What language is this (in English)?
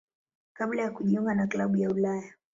Swahili